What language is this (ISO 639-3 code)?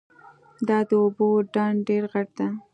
pus